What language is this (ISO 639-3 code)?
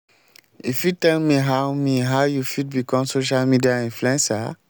pcm